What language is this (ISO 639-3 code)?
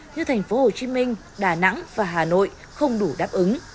vie